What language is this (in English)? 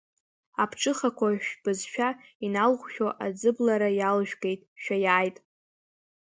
Abkhazian